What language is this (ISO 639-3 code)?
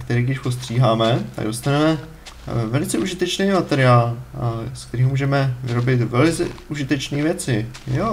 ces